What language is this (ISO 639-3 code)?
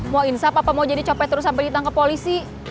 ind